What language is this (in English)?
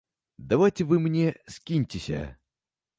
Belarusian